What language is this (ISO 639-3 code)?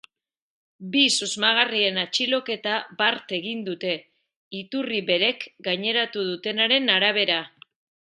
eus